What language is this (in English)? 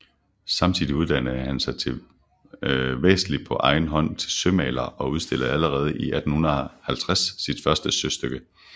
Danish